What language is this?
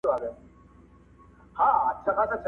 Pashto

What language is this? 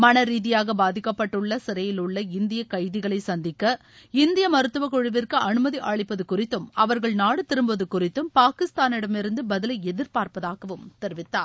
Tamil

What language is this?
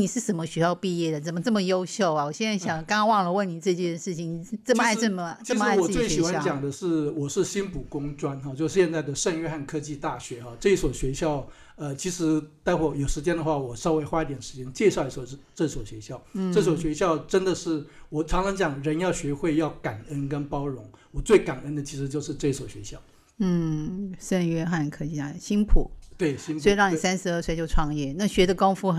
Chinese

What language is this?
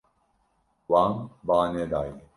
Kurdish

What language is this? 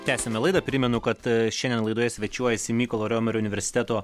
Lithuanian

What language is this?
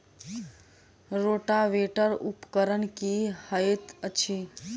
Maithili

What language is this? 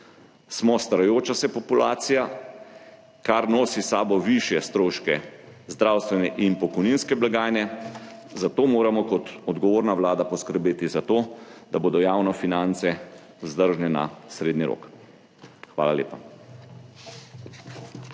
Slovenian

